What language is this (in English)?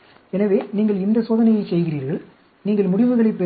Tamil